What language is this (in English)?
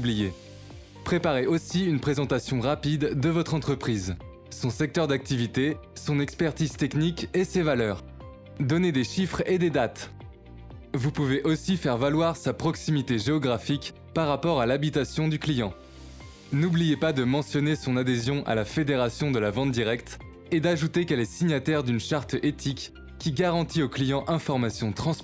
French